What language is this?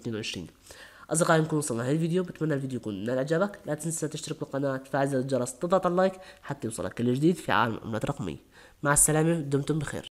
Arabic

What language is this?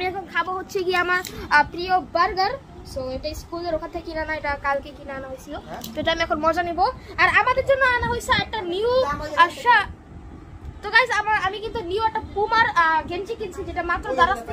Romanian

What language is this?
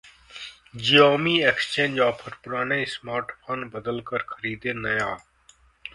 Hindi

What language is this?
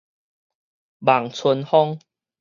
Min Nan Chinese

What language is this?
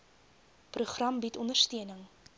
Afrikaans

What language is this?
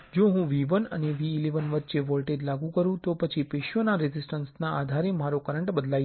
Gujarati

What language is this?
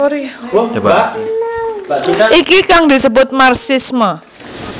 Javanese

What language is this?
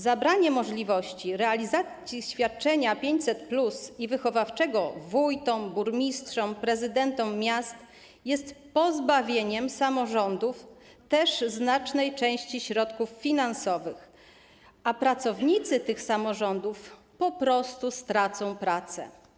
Polish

